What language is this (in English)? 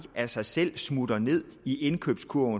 Danish